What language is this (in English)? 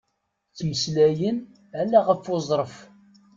Kabyle